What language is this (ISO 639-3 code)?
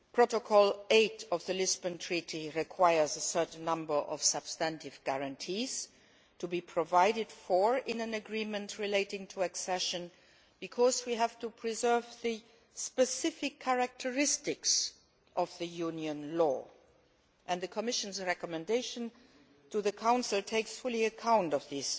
eng